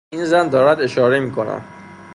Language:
Persian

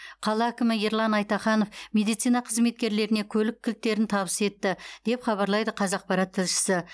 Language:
Kazakh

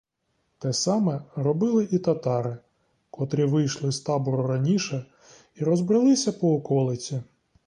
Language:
Ukrainian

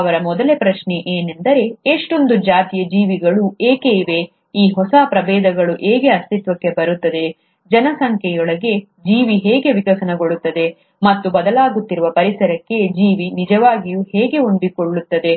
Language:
Kannada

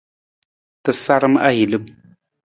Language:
Nawdm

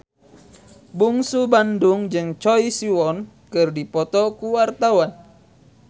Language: Sundanese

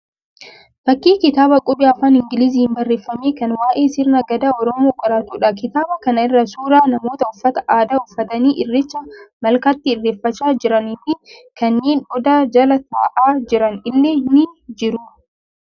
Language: Oromo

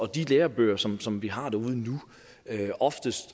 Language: Danish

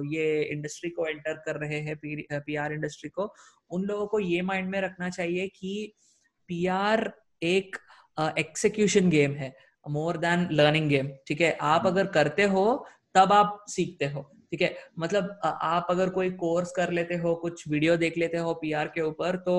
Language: Hindi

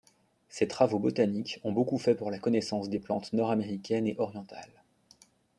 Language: French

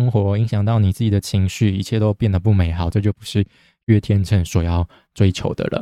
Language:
Chinese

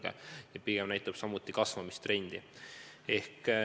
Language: Estonian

